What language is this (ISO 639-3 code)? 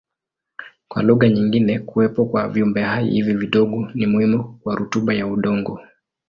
swa